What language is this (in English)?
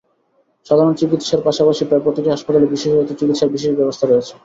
Bangla